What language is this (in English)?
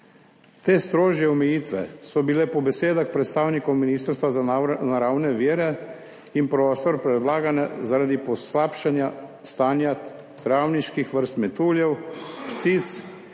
Slovenian